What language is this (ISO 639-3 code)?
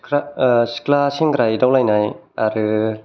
brx